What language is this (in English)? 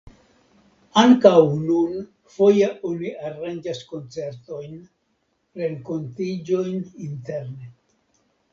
Esperanto